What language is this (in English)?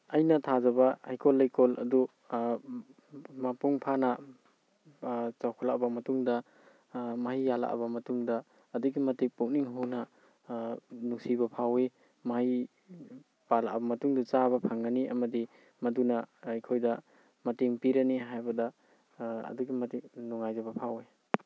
Manipuri